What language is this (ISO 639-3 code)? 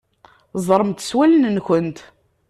kab